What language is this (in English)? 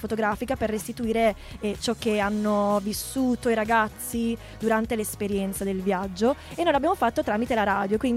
Italian